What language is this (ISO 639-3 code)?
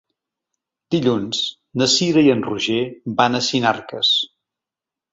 cat